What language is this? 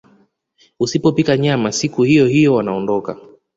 Swahili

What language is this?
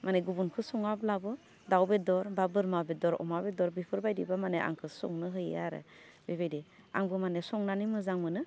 Bodo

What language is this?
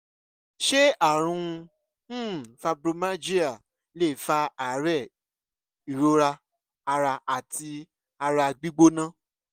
Yoruba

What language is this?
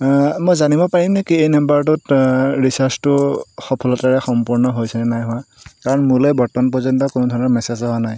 Assamese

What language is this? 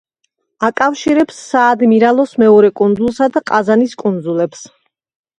Georgian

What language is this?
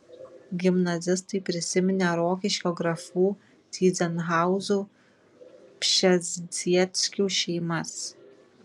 Lithuanian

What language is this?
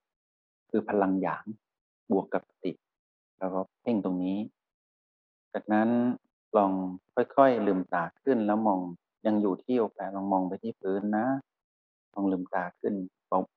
Thai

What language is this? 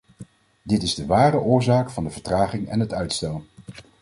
Dutch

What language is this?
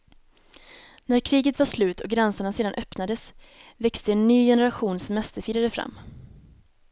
Swedish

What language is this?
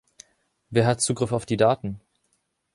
German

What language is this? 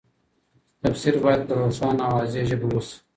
Pashto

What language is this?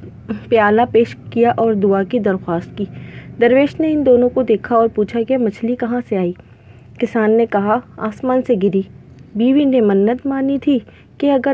Urdu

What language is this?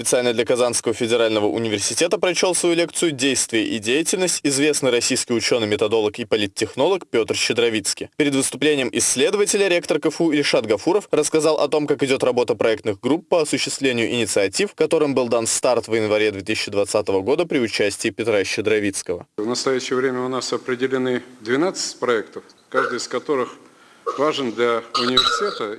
Russian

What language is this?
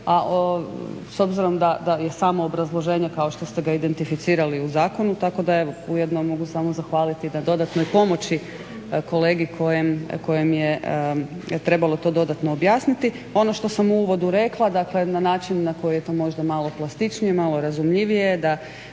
Croatian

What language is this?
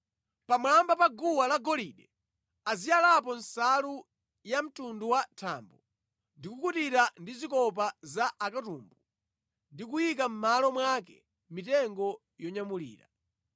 Nyanja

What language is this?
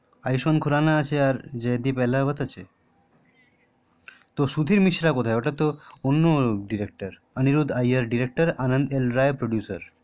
Bangla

